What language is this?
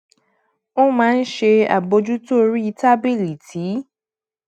Yoruba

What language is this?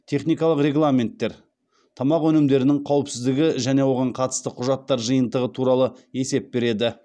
Kazakh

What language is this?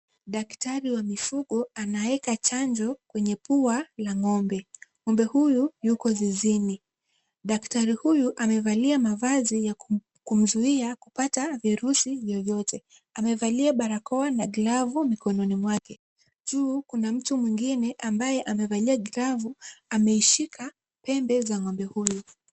Swahili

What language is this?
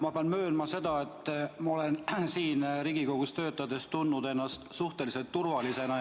Estonian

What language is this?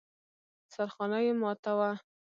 Pashto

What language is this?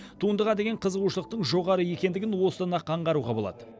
Kazakh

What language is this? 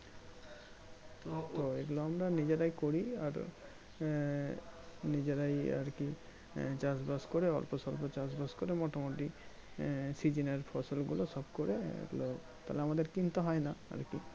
Bangla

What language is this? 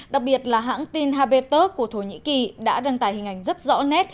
Vietnamese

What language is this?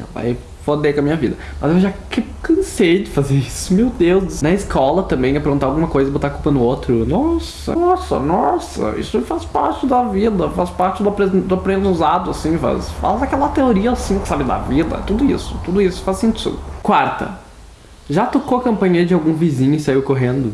Portuguese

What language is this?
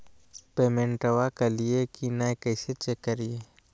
Magahi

